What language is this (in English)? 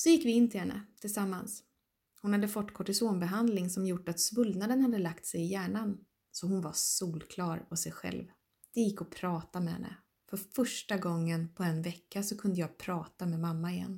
Swedish